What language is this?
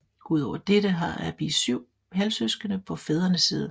Danish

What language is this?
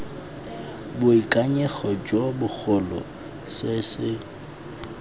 Tswana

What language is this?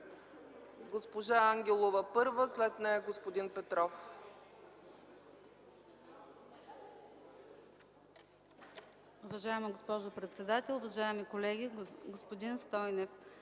Bulgarian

